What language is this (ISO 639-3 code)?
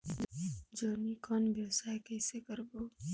hne